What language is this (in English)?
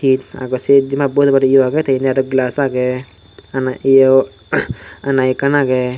Chakma